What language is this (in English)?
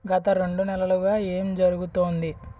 Telugu